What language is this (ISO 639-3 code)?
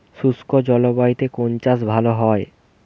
ben